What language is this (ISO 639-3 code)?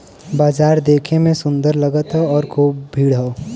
bho